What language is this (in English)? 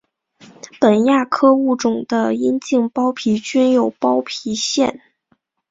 Chinese